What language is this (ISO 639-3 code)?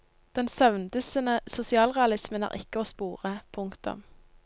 nor